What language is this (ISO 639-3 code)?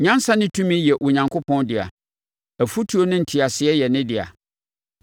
aka